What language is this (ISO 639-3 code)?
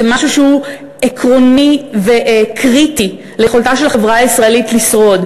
heb